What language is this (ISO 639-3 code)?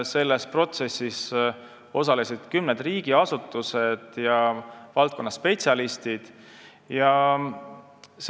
est